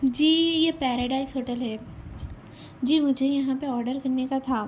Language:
Urdu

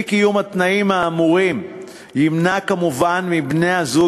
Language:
Hebrew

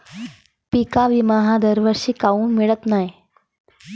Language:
Marathi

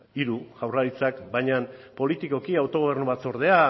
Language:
Basque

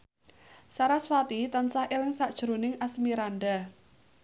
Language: Javanese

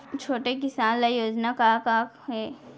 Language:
Chhattisgarhi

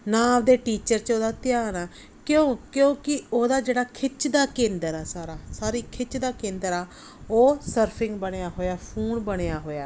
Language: Punjabi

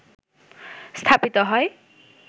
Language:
Bangla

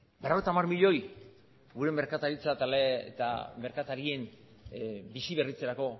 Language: Basque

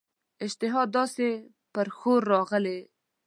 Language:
Pashto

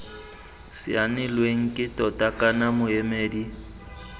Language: Tswana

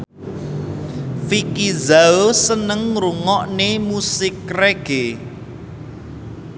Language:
Javanese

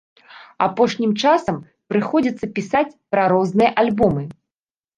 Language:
Belarusian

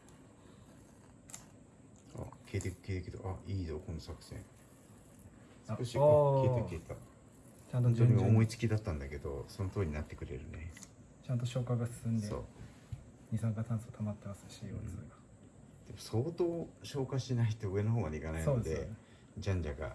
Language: Japanese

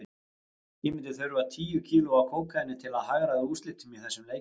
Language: Icelandic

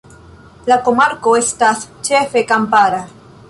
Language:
Esperanto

